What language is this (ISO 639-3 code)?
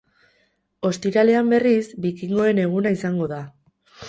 eus